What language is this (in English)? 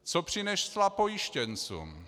Czech